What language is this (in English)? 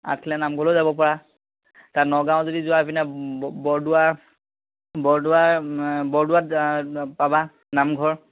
Assamese